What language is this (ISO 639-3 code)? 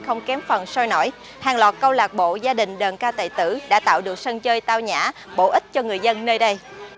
vie